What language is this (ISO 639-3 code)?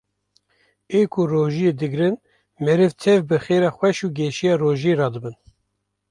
kur